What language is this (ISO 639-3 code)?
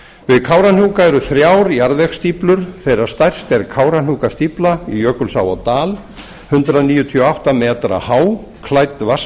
isl